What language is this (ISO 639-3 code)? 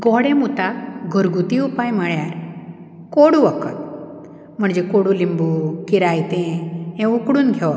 kok